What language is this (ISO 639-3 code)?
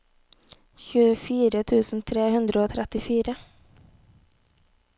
nor